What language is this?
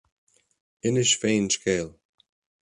Irish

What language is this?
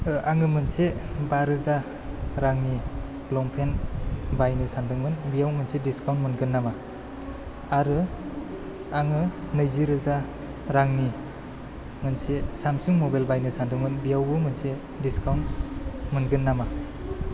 Bodo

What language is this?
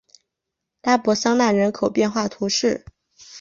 Chinese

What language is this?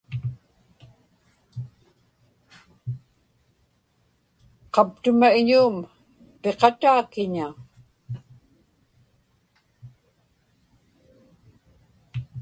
Inupiaq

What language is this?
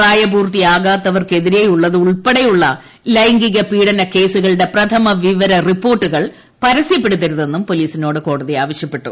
Malayalam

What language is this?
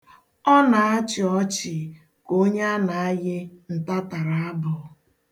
Igbo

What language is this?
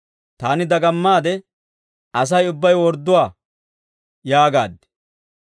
Dawro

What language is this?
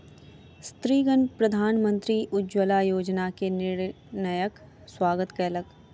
Maithili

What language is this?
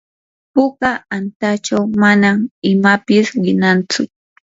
Yanahuanca Pasco Quechua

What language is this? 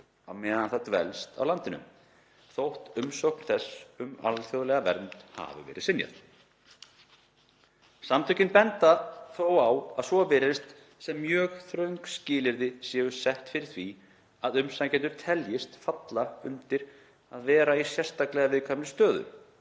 Icelandic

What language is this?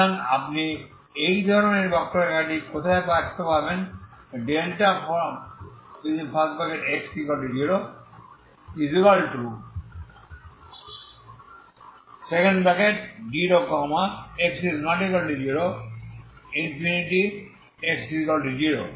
Bangla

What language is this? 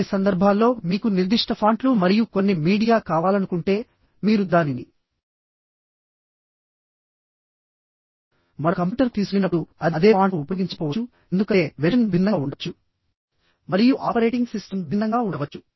Telugu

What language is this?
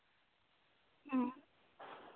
Santali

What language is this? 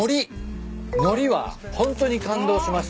Japanese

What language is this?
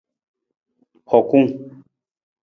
Nawdm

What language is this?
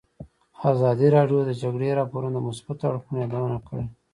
Pashto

